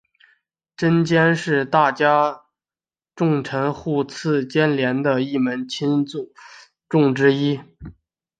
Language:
Chinese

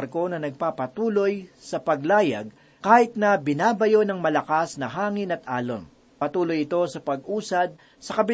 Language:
Filipino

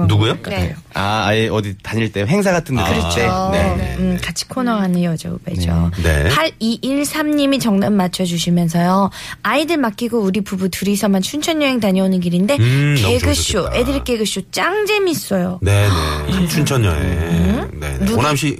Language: Korean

